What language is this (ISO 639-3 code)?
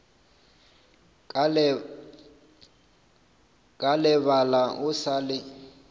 nso